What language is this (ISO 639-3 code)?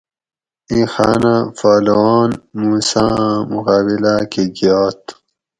gwc